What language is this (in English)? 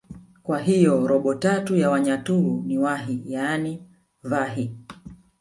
Swahili